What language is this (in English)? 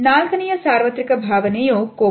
Kannada